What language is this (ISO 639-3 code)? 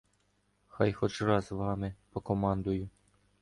ukr